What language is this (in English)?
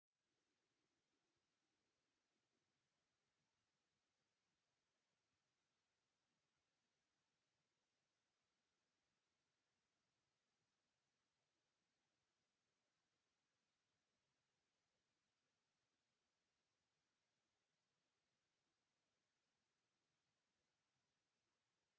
Masaaba